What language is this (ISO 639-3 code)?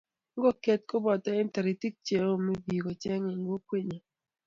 kln